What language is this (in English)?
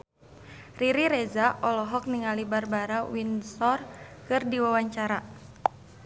Sundanese